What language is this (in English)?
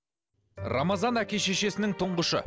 Kazakh